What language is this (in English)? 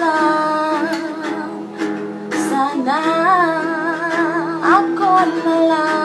Thai